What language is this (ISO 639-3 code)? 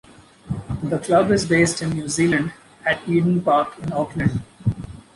eng